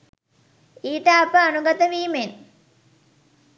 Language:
Sinhala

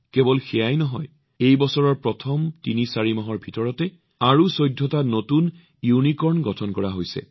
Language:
Assamese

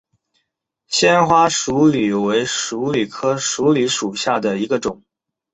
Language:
Chinese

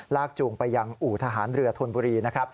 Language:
Thai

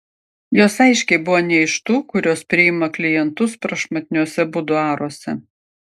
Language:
Lithuanian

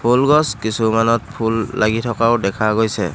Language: Assamese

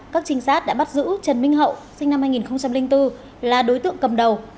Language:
Vietnamese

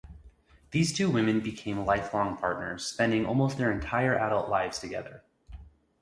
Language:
English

